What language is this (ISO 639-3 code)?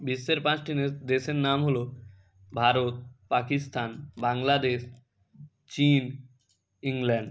ben